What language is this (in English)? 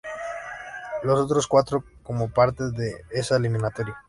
Spanish